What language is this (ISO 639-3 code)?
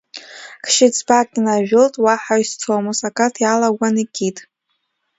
abk